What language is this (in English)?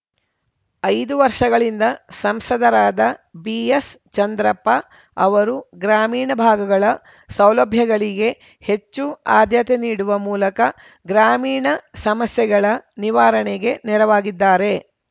Kannada